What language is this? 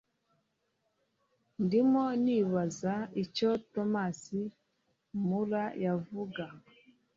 Kinyarwanda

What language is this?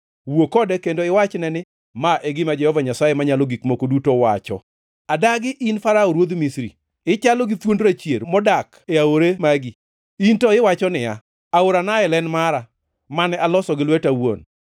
Luo (Kenya and Tanzania)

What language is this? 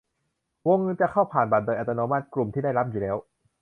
Thai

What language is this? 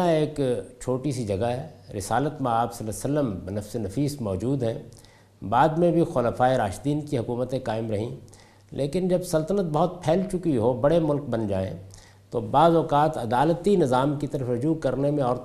Urdu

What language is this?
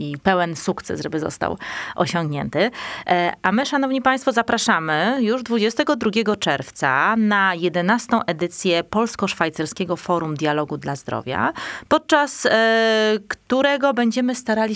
Polish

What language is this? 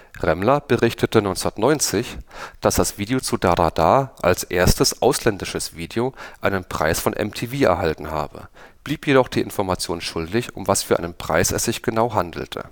German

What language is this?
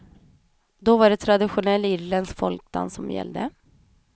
Swedish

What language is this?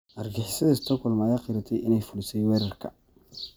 Somali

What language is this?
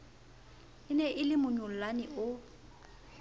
Southern Sotho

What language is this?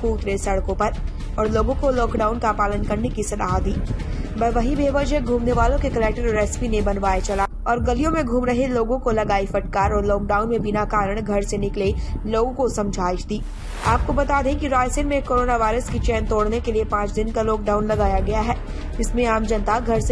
Hindi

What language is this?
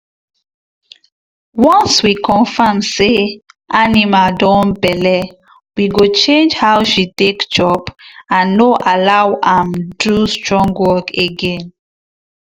Nigerian Pidgin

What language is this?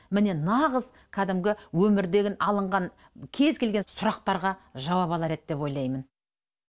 Kazakh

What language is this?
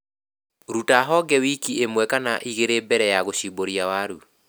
Kikuyu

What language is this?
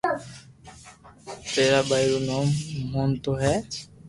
Loarki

